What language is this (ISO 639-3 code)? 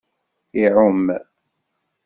kab